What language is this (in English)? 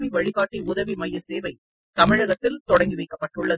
Tamil